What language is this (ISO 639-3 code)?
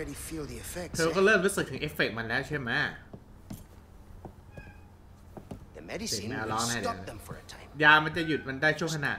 tha